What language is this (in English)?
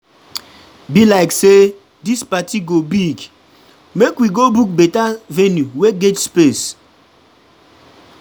Nigerian Pidgin